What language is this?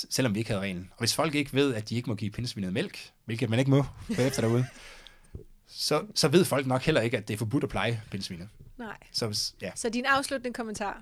Danish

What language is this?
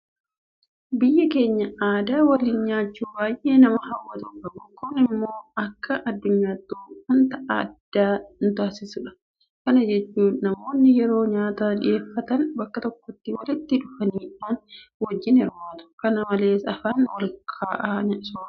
Oromo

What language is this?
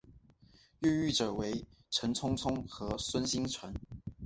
Chinese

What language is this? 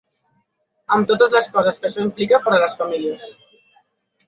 Catalan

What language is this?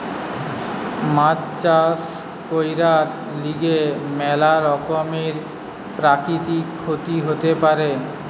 Bangla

